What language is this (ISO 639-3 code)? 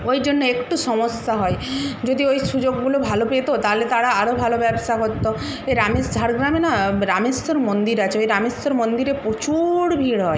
ben